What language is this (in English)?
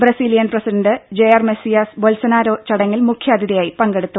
Malayalam